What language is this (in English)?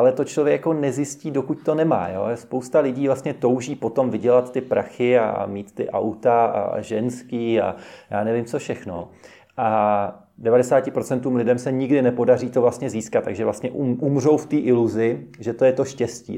Czech